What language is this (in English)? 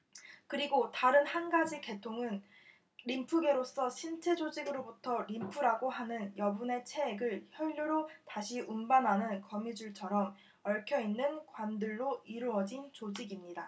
Korean